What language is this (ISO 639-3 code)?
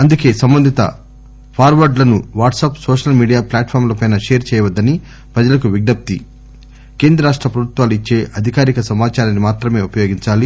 tel